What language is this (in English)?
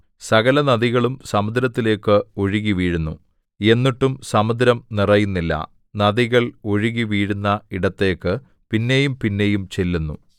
Malayalam